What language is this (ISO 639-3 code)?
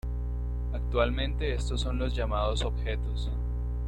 spa